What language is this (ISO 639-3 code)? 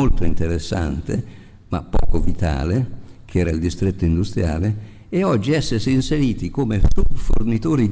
ita